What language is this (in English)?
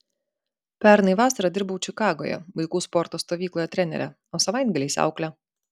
Lithuanian